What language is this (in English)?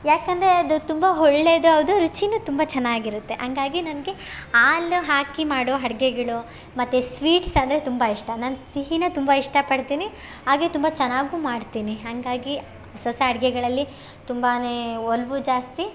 Kannada